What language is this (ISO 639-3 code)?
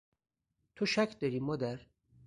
fas